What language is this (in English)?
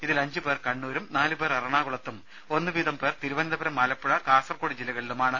Malayalam